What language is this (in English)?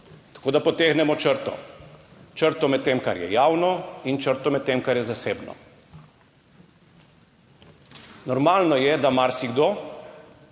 Slovenian